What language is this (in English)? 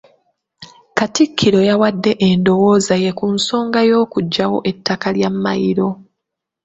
Ganda